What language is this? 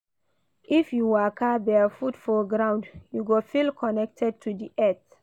Nigerian Pidgin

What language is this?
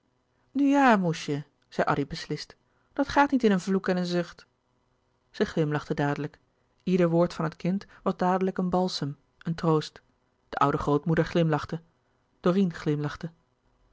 Dutch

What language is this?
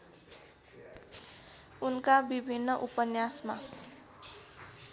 Nepali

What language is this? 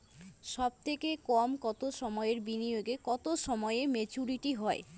Bangla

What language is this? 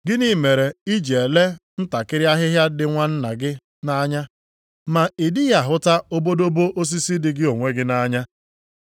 Igbo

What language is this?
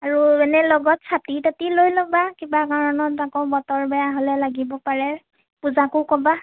Assamese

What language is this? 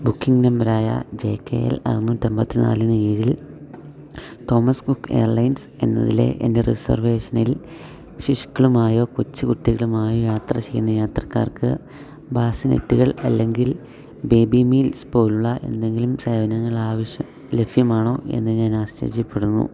Malayalam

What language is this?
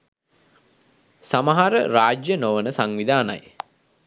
Sinhala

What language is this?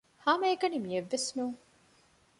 Divehi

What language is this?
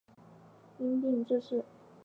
Chinese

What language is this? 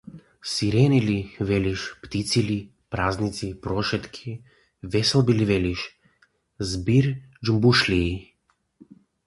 Macedonian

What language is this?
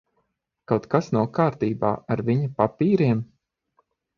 Latvian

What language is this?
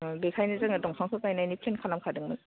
Bodo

